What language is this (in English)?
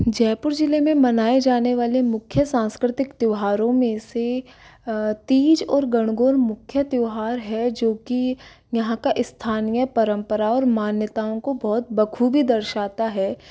Hindi